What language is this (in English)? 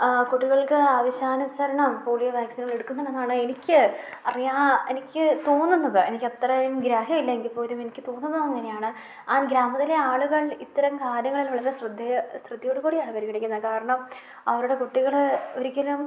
Malayalam